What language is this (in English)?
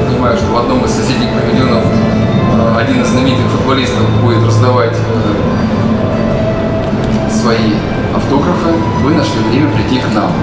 Russian